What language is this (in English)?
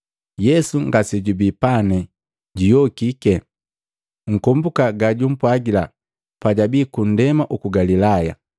Matengo